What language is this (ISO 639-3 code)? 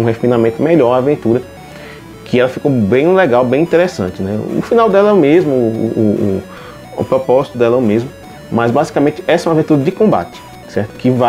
por